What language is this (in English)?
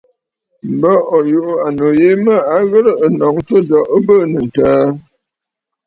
Bafut